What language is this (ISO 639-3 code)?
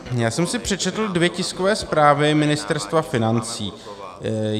ces